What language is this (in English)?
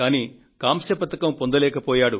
Telugu